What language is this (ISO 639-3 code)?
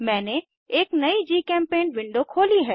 hin